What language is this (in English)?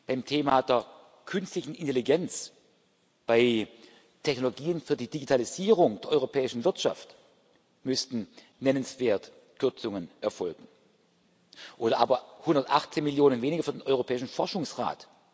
German